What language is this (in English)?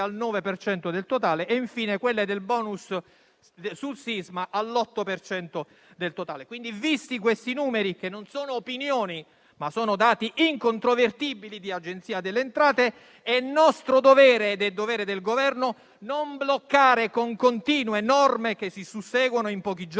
Italian